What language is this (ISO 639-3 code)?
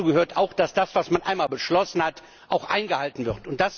deu